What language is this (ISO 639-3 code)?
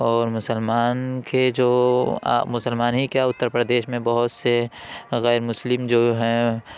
urd